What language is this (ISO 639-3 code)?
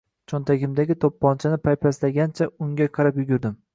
uzb